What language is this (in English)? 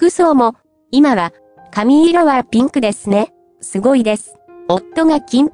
Japanese